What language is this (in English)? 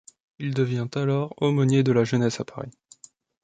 French